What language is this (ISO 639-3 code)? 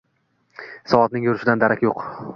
uzb